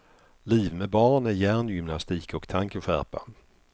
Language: Swedish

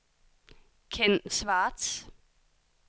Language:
Danish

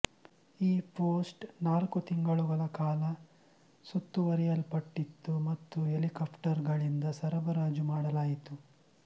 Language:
Kannada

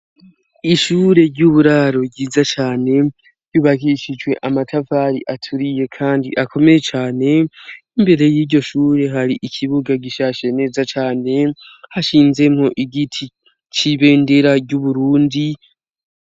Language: Rundi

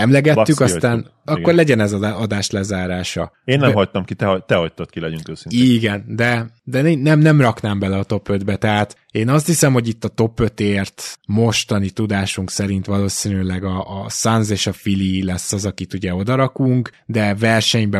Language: Hungarian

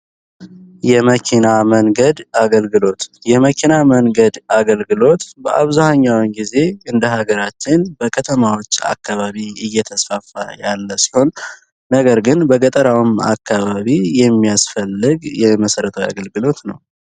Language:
Amharic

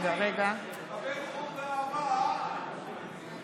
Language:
Hebrew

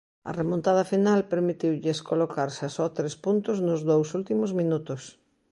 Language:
Galician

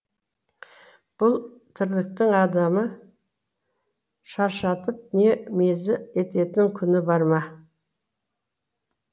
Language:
Kazakh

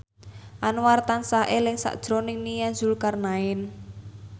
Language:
Javanese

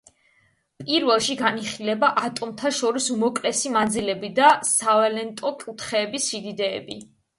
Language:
Georgian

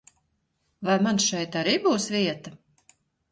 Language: Latvian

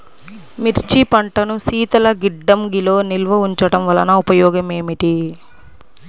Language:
Telugu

